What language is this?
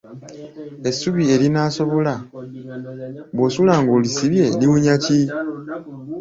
Ganda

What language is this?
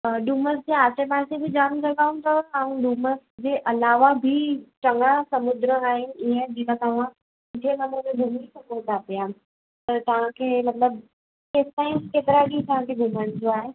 Sindhi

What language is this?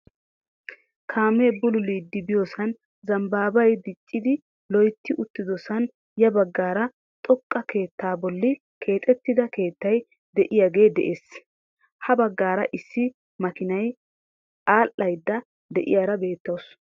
Wolaytta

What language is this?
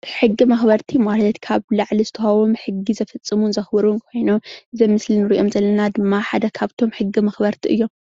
Tigrinya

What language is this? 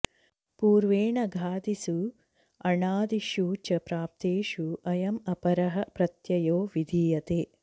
Sanskrit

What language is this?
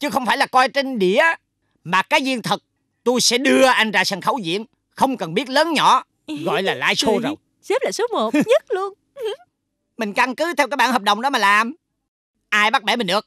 Vietnamese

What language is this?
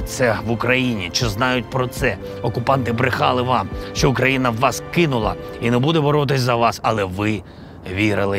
Ukrainian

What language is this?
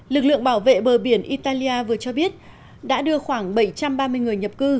Vietnamese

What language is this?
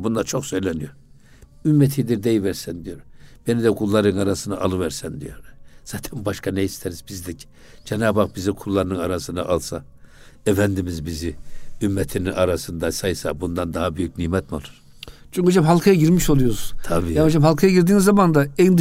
Turkish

